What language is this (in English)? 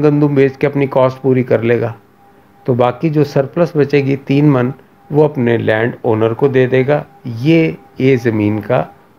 Hindi